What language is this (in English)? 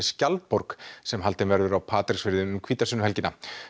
Icelandic